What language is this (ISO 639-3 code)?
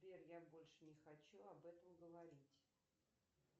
rus